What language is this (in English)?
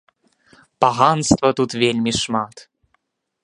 Belarusian